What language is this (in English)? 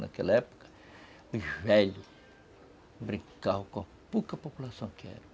Portuguese